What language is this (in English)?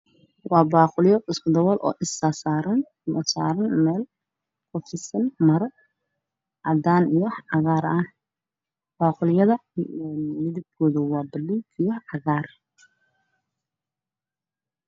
Somali